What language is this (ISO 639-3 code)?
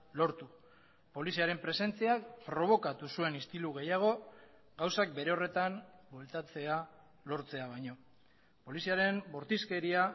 eus